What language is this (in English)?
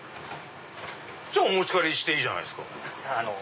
Japanese